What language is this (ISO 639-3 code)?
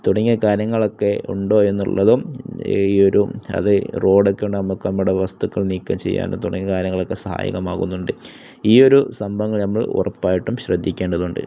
mal